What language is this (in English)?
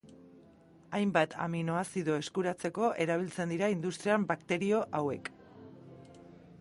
Basque